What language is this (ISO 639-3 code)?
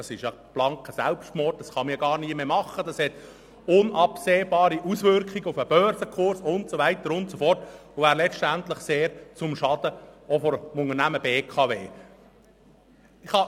gsw